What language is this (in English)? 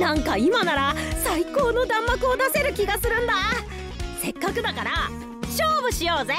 Japanese